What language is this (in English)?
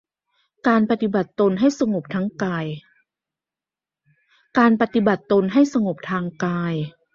Thai